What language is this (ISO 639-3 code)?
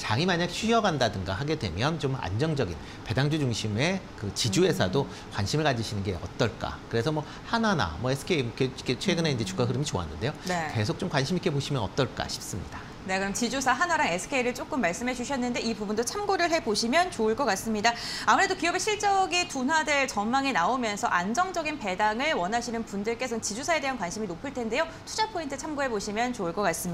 kor